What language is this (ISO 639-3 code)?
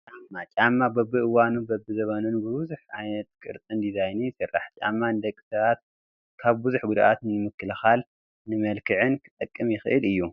tir